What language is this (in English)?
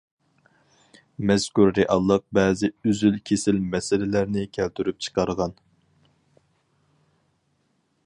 Uyghur